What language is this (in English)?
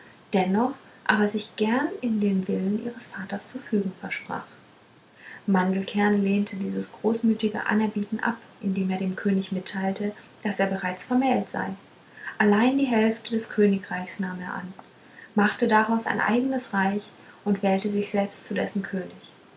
German